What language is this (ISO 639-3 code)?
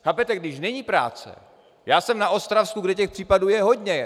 ces